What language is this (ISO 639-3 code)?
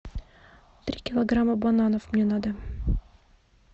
rus